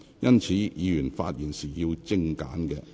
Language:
Cantonese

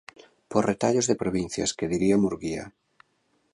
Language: Galician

